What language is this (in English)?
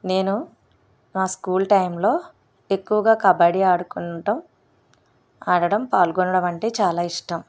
Telugu